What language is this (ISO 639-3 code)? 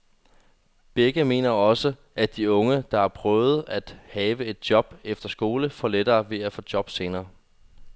dan